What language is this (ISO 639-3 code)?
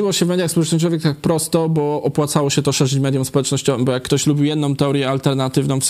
pol